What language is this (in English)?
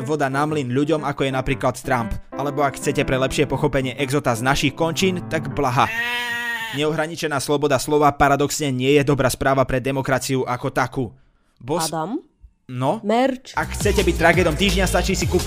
Slovak